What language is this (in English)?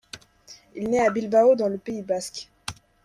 French